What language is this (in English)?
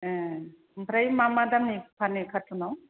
Bodo